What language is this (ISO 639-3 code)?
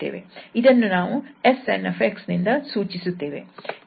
kan